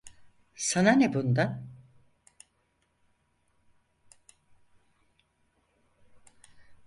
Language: Turkish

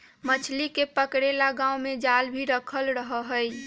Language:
Magahi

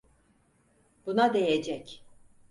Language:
Turkish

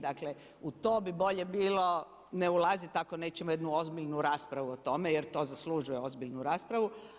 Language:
Croatian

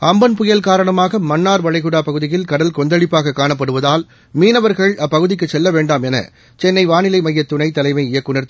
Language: Tamil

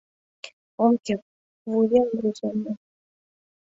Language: Mari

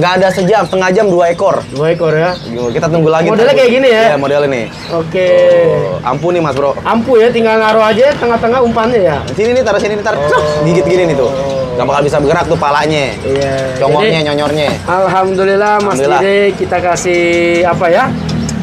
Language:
Indonesian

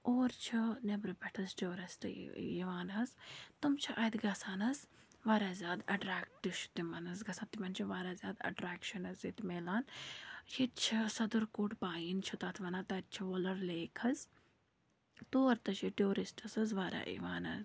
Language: Kashmiri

